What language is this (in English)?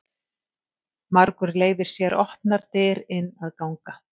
Icelandic